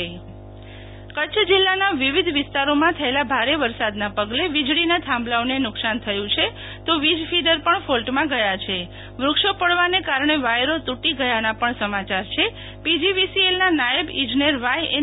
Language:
Gujarati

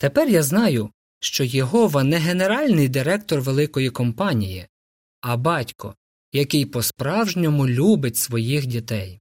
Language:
Ukrainian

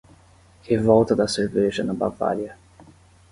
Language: Portuguese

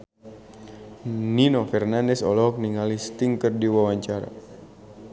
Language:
Sundanese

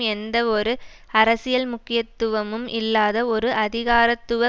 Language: Tamil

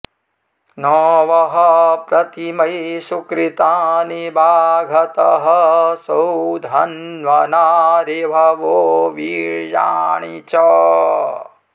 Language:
Sanskrit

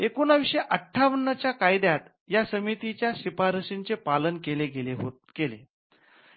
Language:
Marathi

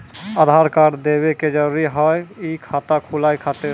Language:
Maithili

